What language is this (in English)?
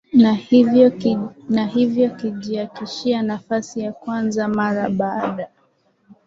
Swahili